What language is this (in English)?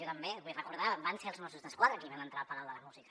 Catalan